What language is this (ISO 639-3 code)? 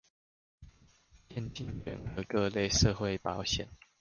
zho